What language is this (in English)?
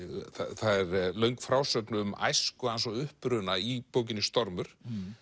Icelandic